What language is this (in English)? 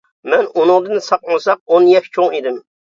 Uyghur